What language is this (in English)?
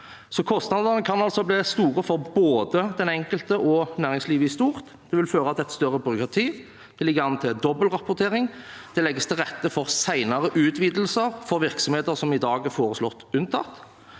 Norwegian